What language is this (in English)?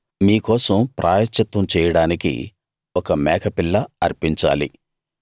Telugu